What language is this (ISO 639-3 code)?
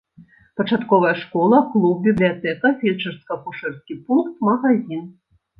bel